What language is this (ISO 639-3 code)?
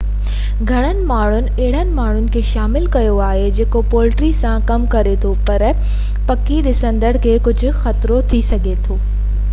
snd